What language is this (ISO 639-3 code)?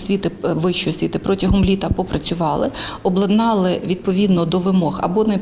ukr